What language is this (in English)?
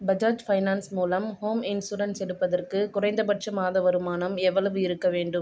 Tamil